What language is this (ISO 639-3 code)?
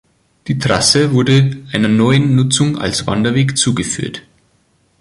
deu